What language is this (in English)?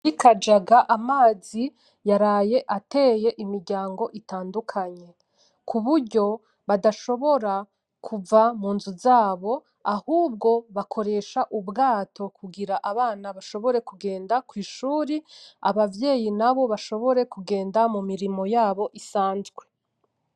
Rundi